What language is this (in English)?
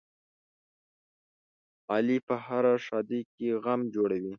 Pashto